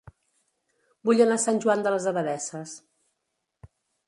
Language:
Catalan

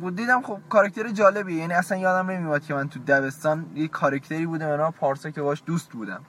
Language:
Persian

